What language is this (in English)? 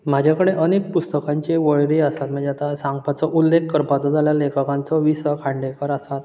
Konkani